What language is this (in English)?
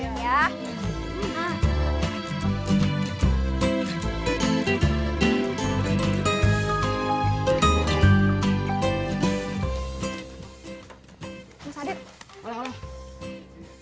Indonesian